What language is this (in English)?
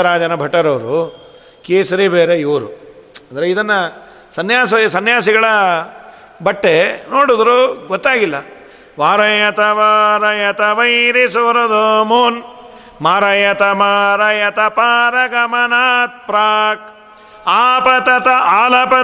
Kannada